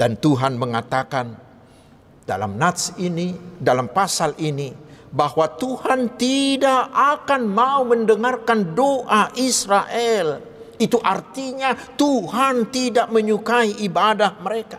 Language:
Indonesian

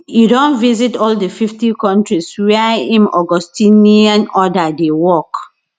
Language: Nigerian Pidgin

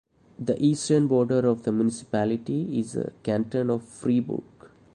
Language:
English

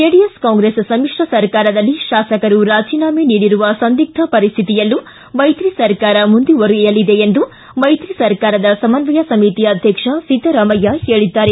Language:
Kannada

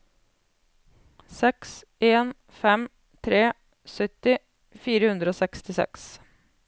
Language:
Norwegian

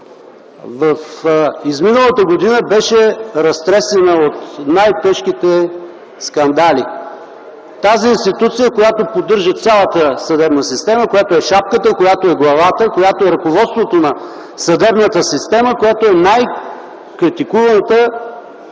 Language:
Bulgarian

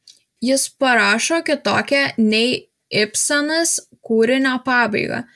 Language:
Lithuanian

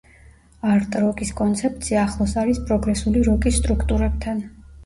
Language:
Georgian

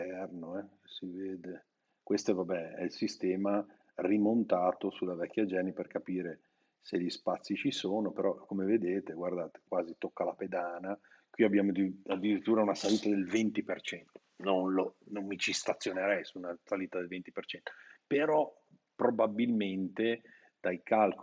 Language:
Italian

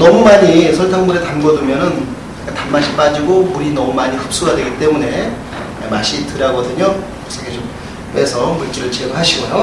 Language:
Korean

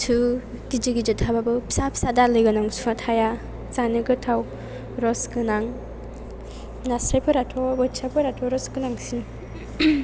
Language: Bodo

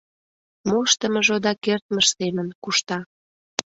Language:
Mari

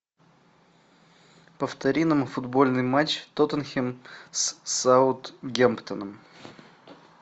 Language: Russian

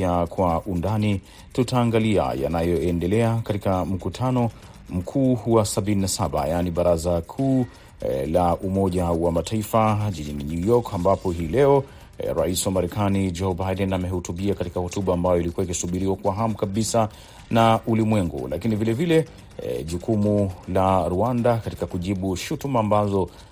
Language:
Swahili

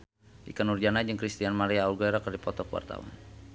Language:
Sundanese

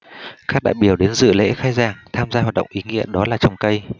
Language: Vietnamese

